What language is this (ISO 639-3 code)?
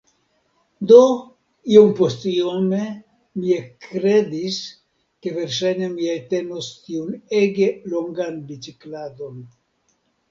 epo